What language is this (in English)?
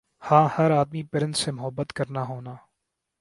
Urdu